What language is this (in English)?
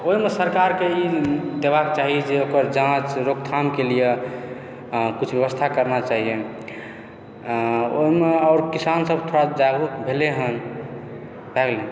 Maithili